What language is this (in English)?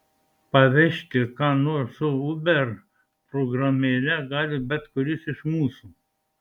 Lithuanian